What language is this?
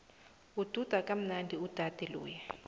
South Ndebele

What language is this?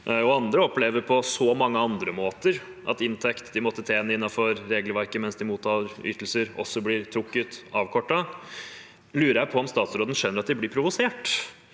Norwegian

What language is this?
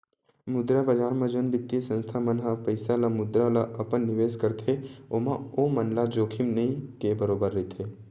Chhattisgarhi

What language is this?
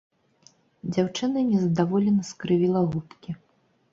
Belarusian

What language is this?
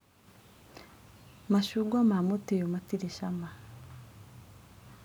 Kikuyu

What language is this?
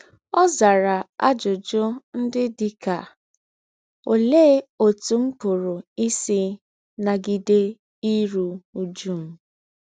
Igbo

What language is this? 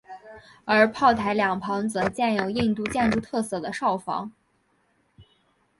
Chinese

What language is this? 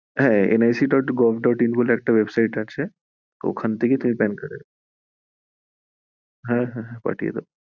Bangla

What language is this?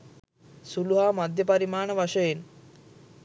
Sinhala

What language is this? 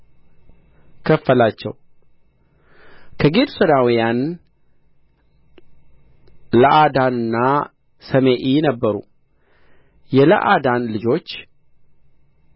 Amharic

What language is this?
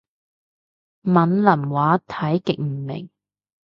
Cantonese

